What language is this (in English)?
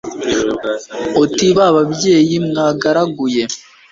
Kinyarwanda